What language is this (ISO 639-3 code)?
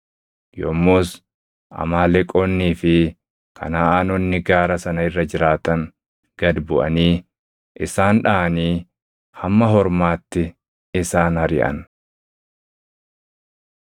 orm